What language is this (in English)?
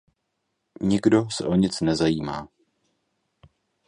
Czech